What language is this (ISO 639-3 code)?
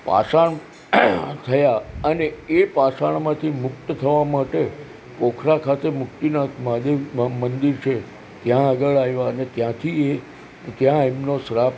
guj